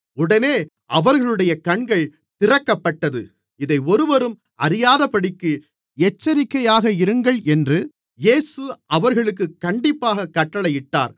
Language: Tamil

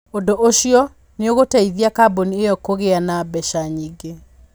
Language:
Kikuyu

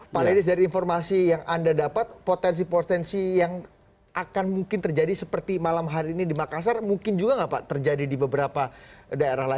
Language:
Indonesian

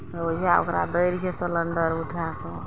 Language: Maithili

